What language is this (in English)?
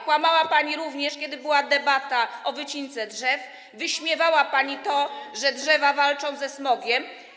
Polish